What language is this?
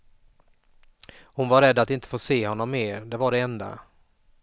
Swedish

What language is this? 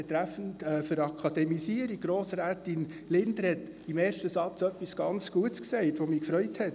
Swiss German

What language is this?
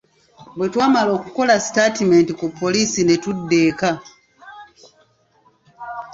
Ganda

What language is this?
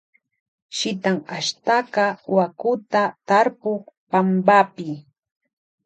Loja Highland Quichua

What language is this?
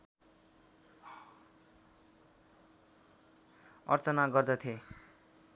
Nepali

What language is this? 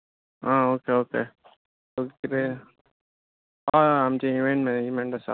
Konkani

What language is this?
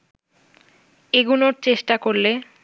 Bangla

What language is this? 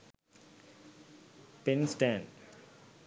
Sinhala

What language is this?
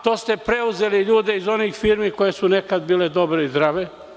Serbian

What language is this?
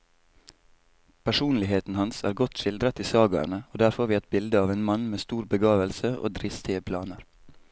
Norwegian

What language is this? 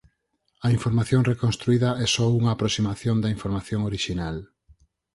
Galician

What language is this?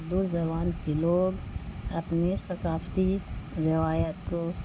Urdu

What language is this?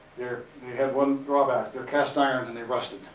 English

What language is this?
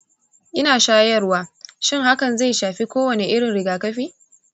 Hausa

